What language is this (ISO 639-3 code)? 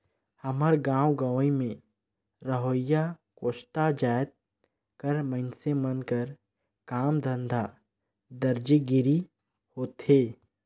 hne